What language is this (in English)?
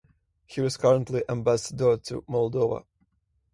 English